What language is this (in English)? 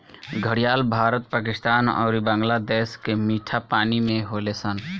Bhojpuri